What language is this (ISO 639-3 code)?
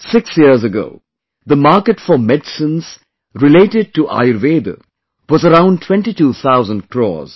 eng